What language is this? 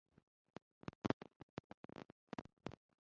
Chinese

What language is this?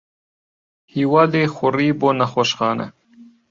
Central Kurdish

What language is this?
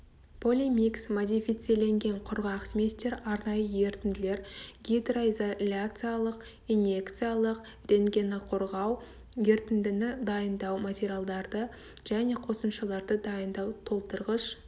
Kazakh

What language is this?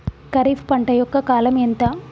Telugu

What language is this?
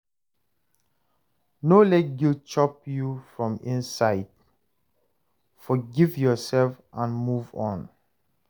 Nigerian Pidgin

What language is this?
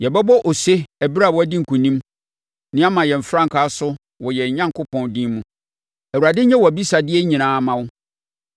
Akan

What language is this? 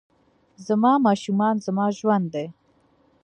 Pashto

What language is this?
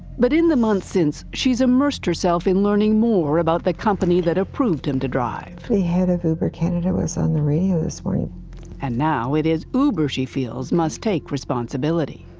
English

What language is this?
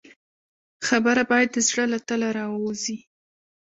Pashto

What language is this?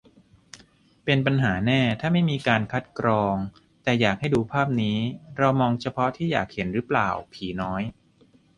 Thai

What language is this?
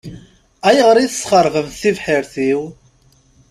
Kabyle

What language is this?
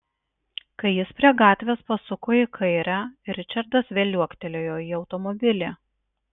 Lithuanian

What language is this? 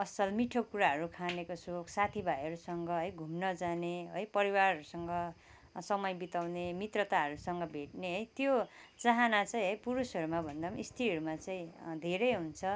Nepali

